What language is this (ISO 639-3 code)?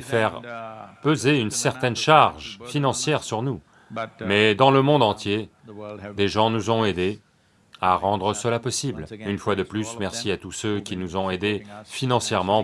fra